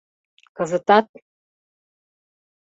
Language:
Mari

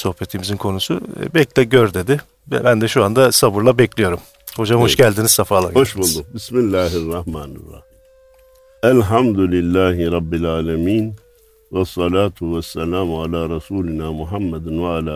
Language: Turkish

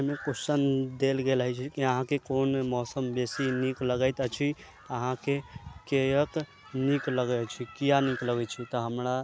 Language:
Maithili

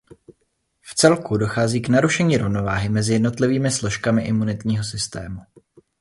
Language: Czech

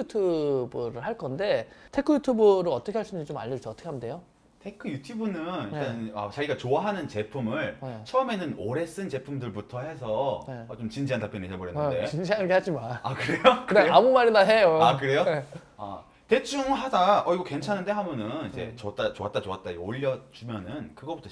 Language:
Korean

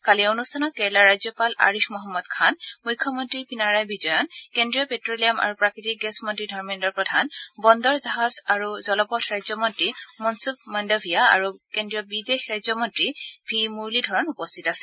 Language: Assamese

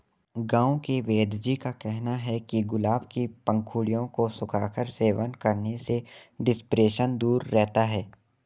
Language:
Hindi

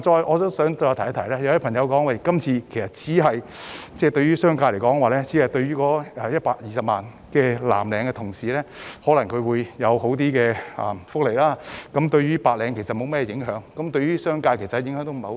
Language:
Cantonese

